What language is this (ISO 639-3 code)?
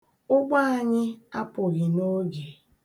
ibo